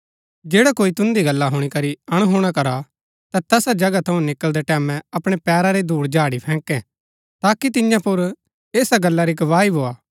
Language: Gaddi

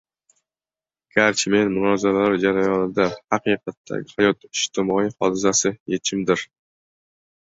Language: Uzbek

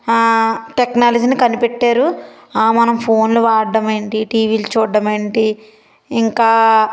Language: Telugu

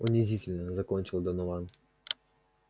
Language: Russian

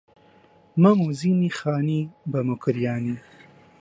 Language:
Central Kurdish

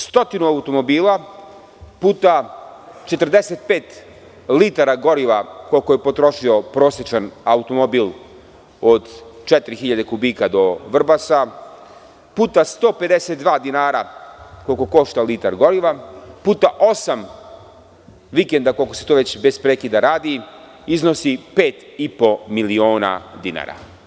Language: Serbian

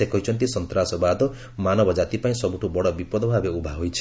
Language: Odia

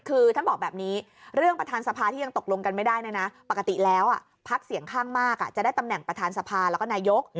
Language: Thai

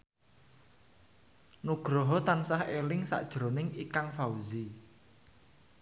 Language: Javanese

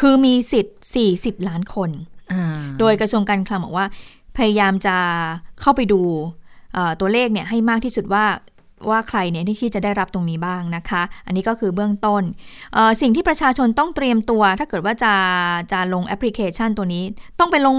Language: Thai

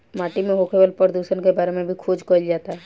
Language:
Bhojpuri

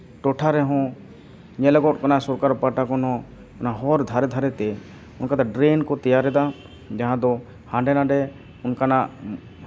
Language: Santali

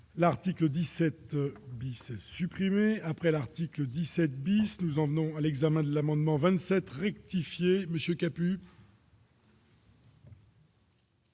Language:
French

